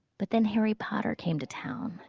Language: English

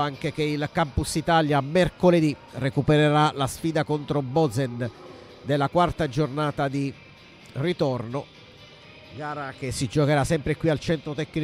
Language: Italian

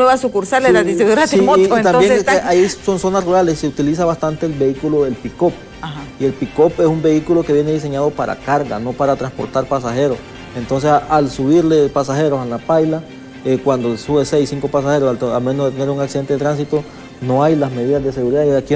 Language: Spanish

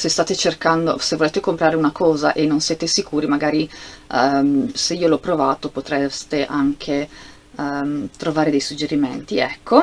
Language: Italian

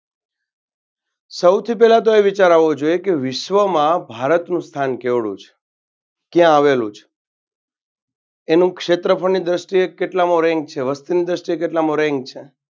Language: Gujarati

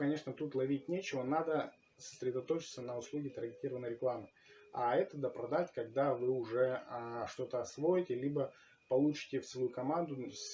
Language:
Russian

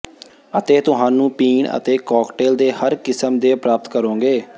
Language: Punjabi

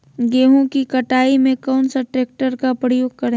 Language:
Magahi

